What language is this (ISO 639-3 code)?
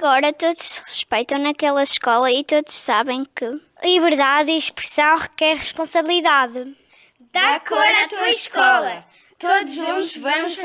por